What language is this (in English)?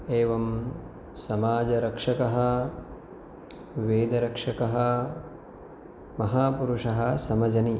Sanskrit